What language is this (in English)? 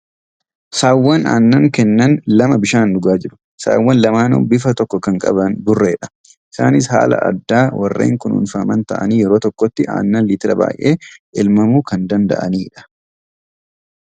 Oromo